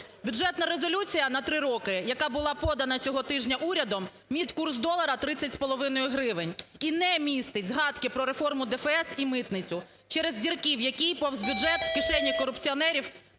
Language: Ukrainian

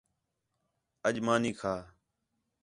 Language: Khetrani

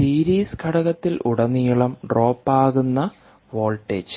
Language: Malayalam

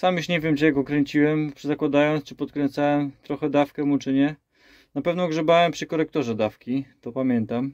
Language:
Polish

